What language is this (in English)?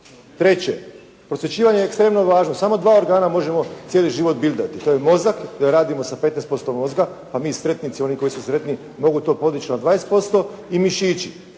Croatian